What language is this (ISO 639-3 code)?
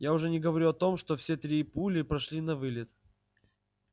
rus